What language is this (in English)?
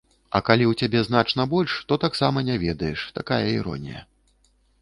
Belarusian